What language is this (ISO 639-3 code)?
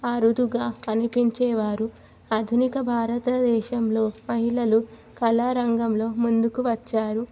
tel